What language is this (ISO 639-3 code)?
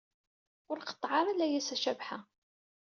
kab